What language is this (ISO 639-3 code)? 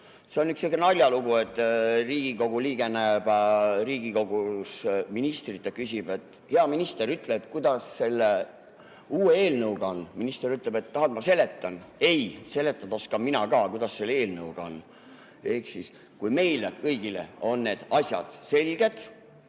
est